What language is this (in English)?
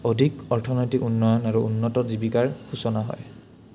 Assamese